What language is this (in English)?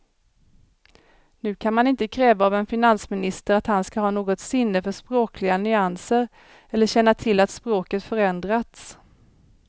Swedish